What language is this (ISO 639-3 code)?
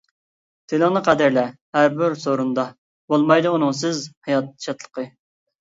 uig